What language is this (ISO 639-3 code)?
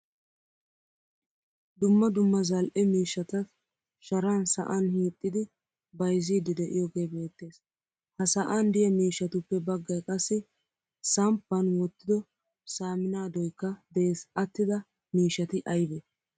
wal